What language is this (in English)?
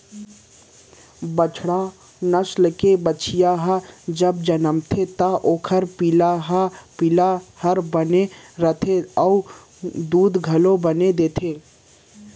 Chhattisgarhi